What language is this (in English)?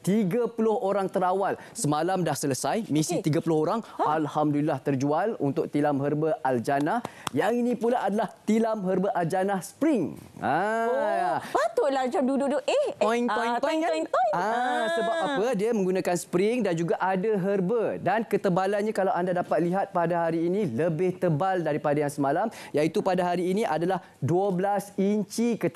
Malay